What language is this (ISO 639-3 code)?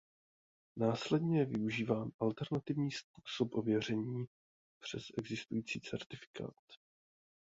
ces